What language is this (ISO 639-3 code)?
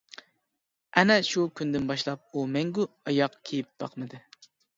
uig